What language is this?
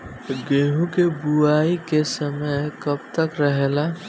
Bhojpuri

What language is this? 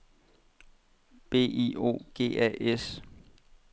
Danish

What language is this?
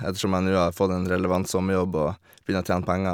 Norwegian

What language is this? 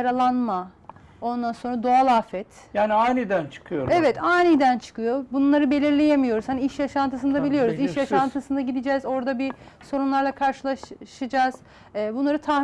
Turkish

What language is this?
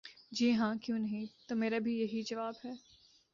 Urdu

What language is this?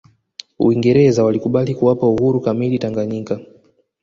Swahili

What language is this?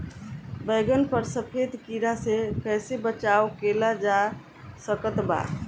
Bhojpuri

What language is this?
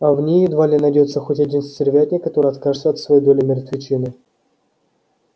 Russian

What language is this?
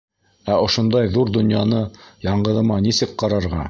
Bashkir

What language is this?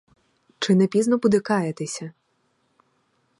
Ukrainian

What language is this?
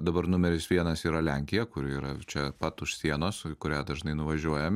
Lithuanian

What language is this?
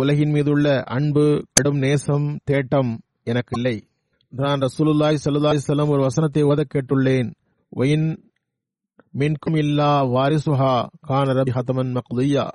Tamil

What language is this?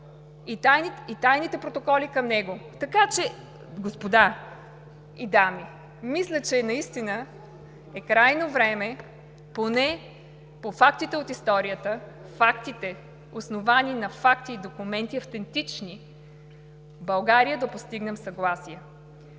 Bulgarian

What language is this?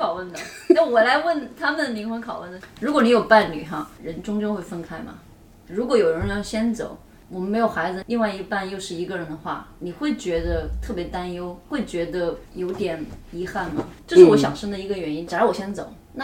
Chinese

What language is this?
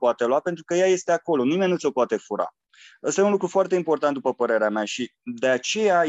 Romanian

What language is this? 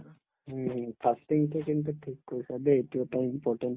Assamese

